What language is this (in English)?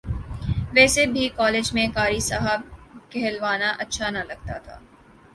Urdu